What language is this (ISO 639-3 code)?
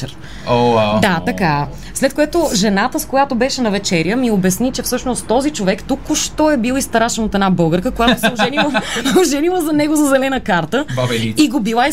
bul